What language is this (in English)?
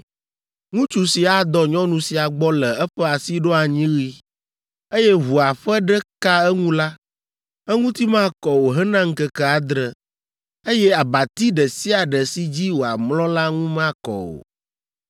Ewe